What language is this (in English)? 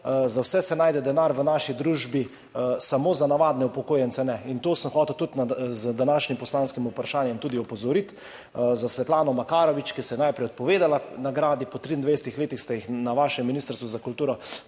Slovenian